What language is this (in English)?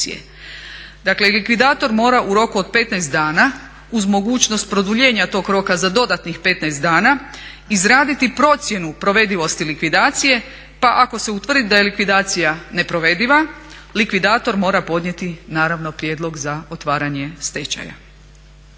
Croatian